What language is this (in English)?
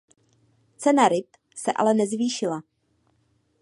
Czech